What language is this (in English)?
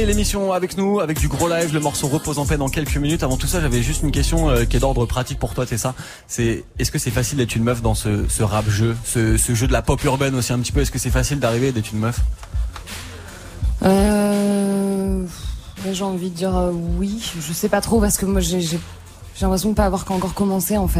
French